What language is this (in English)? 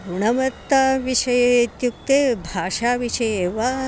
Sanskrit